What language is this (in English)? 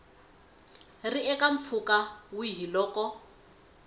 Tsonga